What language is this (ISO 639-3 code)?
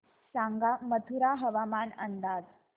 mar